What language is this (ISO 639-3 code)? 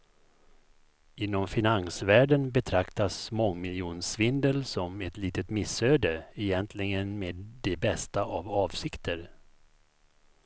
swe